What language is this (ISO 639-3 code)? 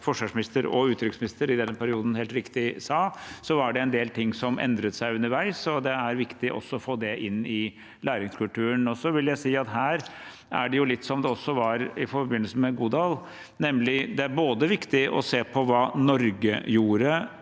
nor